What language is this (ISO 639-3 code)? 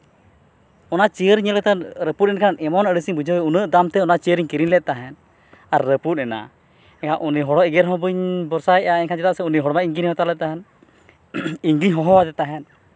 sat